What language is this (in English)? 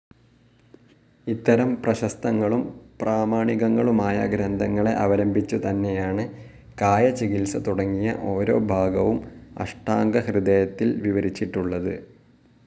Malayalam